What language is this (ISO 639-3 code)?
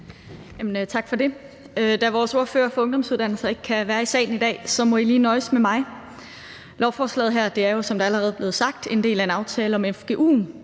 dan